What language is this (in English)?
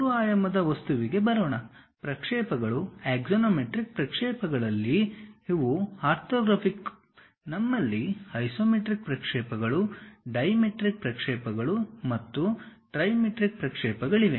Kannada